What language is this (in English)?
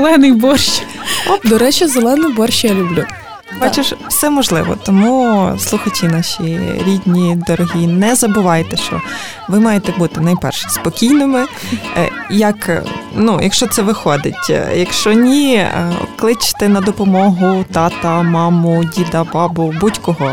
Ukrainian